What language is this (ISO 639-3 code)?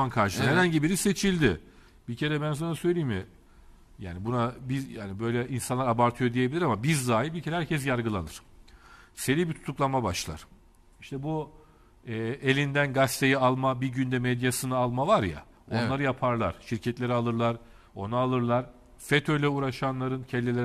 tur